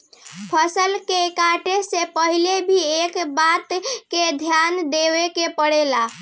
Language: Bhojpuri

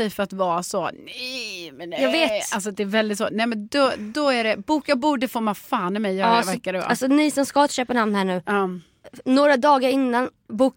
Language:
Swedish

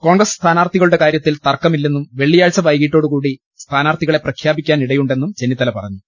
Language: Malayalam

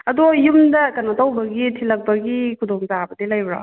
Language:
Manipuri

